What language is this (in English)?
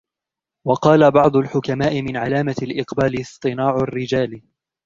Arabic